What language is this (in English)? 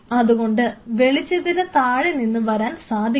Malayalam